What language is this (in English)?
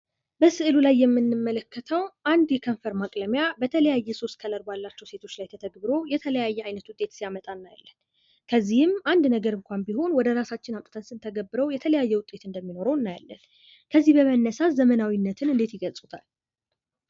Amharic